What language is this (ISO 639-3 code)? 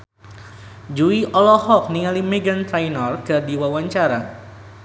sun